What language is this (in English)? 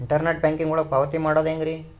Kannada